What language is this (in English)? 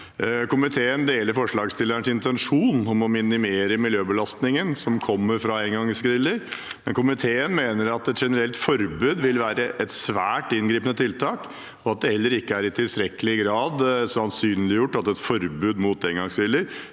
Norwegian